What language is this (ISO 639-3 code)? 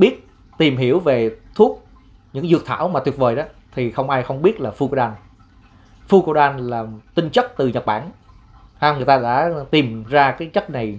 vie